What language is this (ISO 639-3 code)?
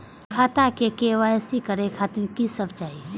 mai